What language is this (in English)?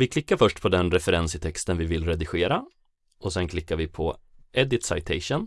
Swedish